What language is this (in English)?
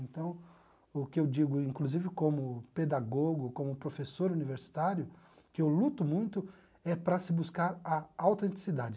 Portuguese